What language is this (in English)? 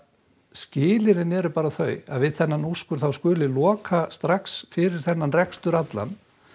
Icelandic